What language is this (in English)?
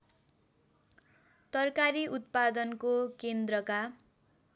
Nepali